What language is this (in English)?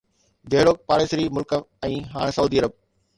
Sindhi